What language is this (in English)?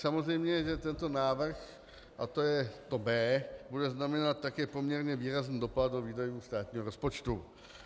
Czech